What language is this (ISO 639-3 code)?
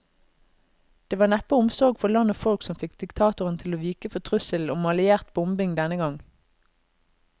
nor